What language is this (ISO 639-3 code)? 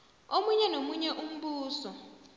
nbl